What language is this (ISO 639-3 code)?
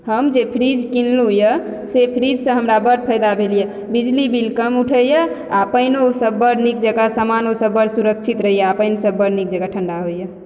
mai